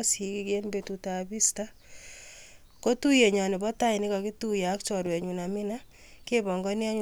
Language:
Kalenjin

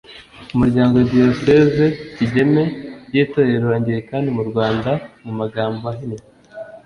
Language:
Kinyarwanda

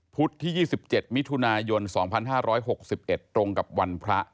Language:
Thai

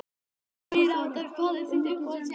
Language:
Icelandic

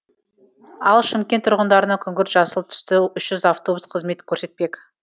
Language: Kazakh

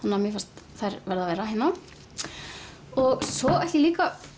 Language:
Icelandic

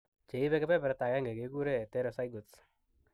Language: Kalenjin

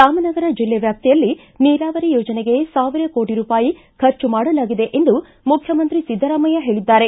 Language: Kannada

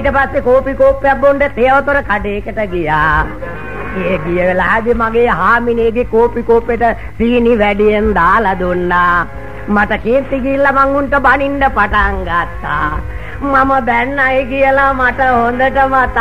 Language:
Thai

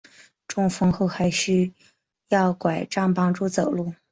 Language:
Chinese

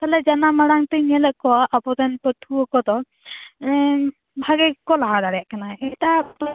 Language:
Santali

